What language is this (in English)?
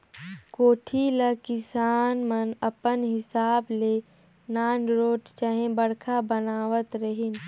Chhattisgarhi